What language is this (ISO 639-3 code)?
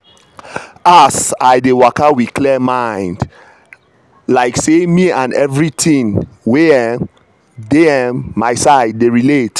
pcm